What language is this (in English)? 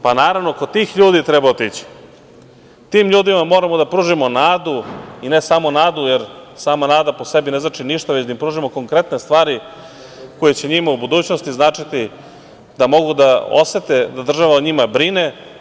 Serbian